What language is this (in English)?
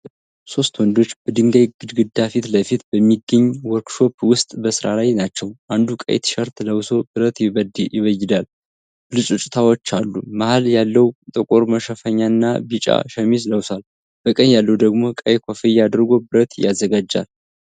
Amharic